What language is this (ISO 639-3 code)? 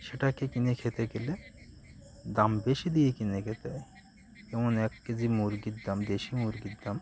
ben